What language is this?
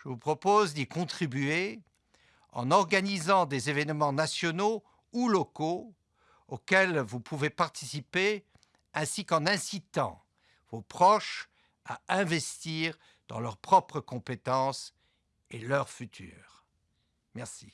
French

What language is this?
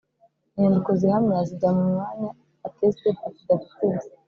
Kinyarwanda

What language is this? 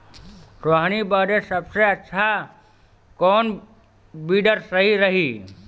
Bhojpuri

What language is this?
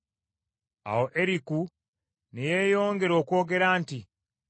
Ganda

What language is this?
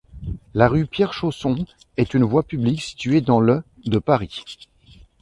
French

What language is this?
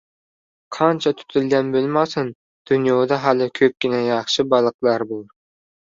Uzbek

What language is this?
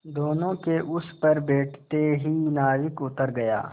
Hindi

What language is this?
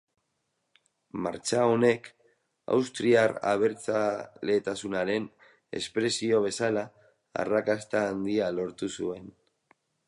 Basque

